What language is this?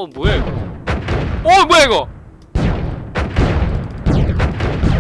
Korean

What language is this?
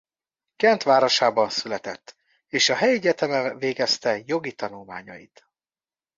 Hungarian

